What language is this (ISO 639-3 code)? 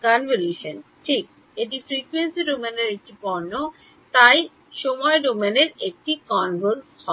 ben